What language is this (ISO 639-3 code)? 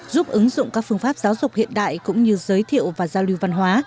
vie